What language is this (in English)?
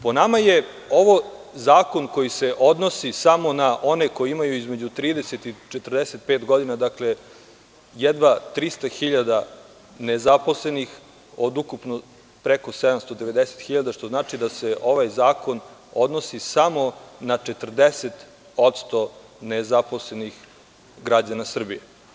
Serbian